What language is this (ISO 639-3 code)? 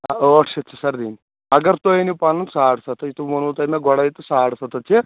kas